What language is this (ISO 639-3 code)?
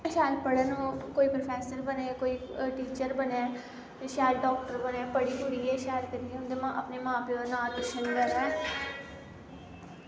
doi